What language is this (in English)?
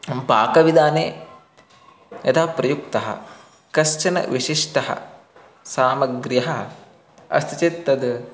Sanskrit